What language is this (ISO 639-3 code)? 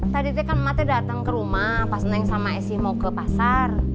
ind